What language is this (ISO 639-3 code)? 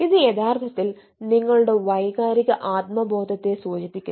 mal